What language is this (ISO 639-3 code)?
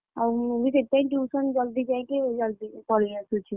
ori